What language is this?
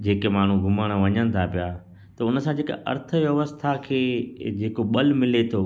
Sindhi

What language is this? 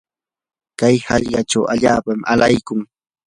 Yanahuanca Pasco Quechua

